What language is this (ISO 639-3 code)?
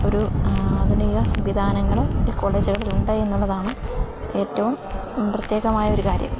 mal